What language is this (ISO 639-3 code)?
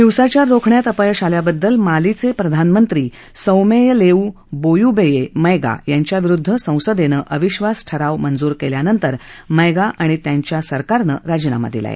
mar